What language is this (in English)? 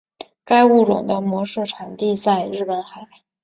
Chinese